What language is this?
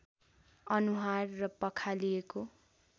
Nepali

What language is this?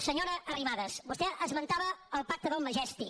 Catalan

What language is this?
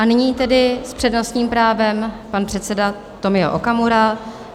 Czech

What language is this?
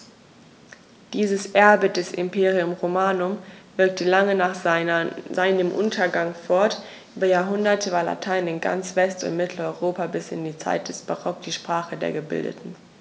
German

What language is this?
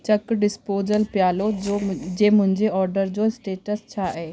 Sindhi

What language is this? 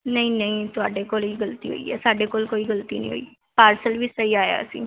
Punjabi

